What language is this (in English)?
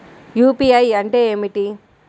Telugu